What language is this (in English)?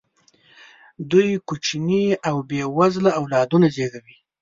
Pashto